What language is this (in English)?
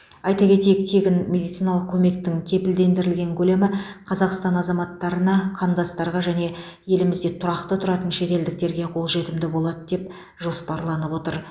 Kazakh